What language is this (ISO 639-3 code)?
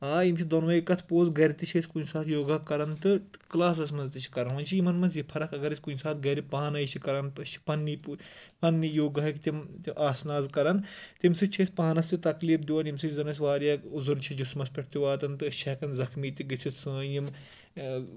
kas